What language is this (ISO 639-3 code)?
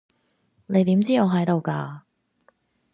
yue